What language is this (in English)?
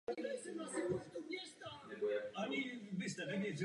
Czech